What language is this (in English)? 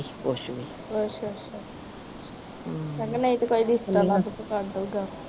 Punjabi